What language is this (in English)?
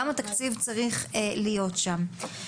Hebrew